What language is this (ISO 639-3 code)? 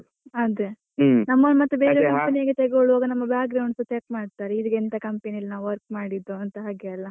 kan